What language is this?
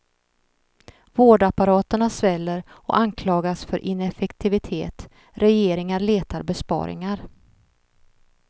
Swedish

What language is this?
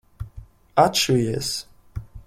Latvian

